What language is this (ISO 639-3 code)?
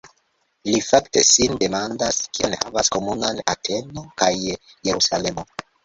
epo